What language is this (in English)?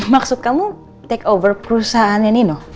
Indonesian